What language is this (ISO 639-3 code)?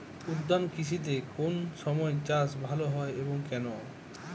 ben